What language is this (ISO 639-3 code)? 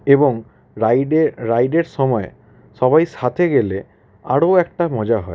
ben